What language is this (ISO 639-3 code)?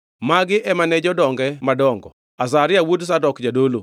luo